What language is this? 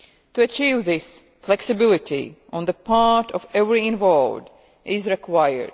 English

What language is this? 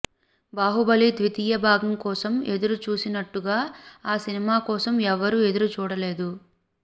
Telugu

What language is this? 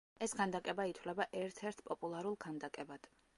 Georgian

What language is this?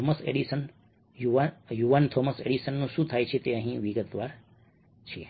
Gujarati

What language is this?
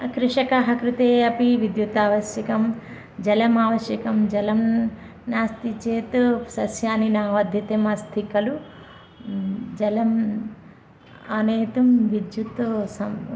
Sanskrit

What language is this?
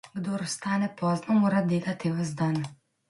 Slovenian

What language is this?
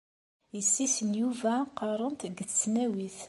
Kabyle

